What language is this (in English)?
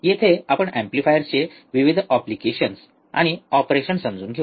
Marathi